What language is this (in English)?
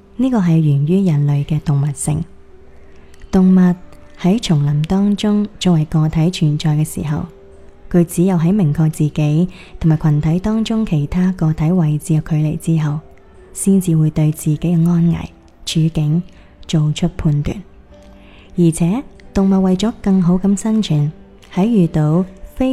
Chinese